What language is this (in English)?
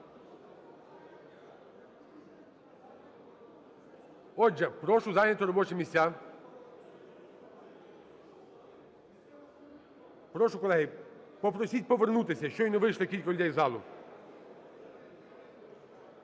Ukrainian